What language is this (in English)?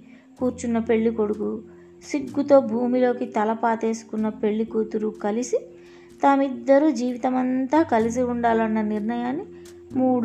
Telugu